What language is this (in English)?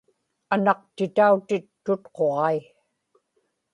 Inupiaq